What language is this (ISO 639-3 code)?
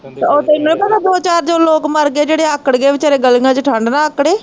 pan